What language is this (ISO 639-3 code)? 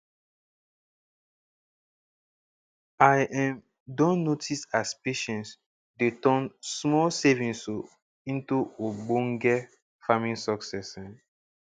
pcm